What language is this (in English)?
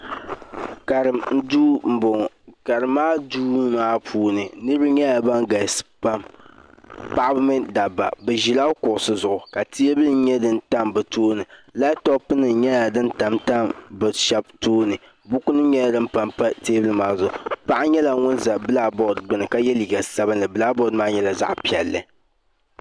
Dagbani